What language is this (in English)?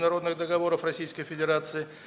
Russian